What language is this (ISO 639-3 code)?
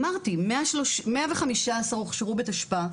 heb